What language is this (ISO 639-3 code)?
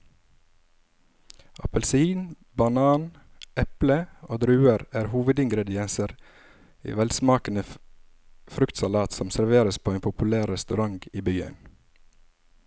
nor